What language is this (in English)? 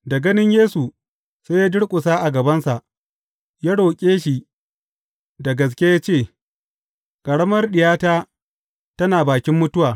Hausa